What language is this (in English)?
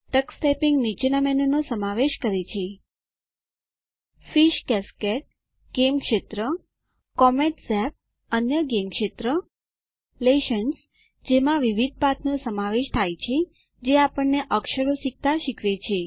Gujarati